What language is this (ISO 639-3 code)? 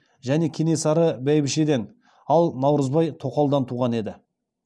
kaz